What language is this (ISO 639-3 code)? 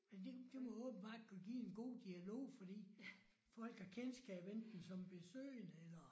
dan